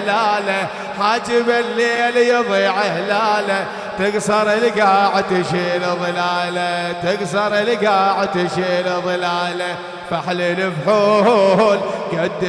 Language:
Arabic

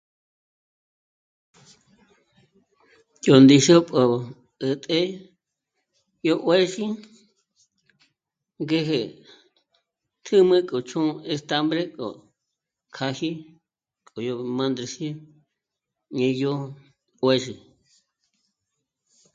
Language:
Michoacán Mazahua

